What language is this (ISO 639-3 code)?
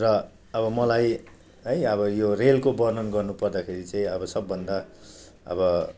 nep